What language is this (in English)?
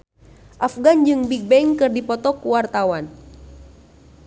Sundanese